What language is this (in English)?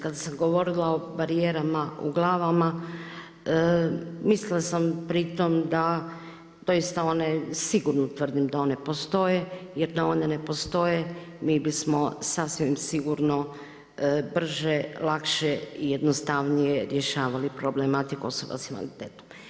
Croatian